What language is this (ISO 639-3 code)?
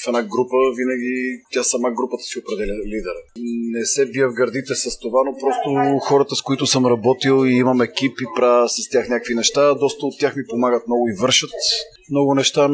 bul